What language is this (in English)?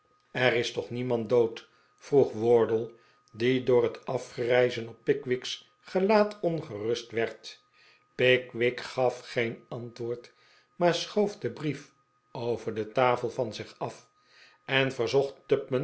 Dutch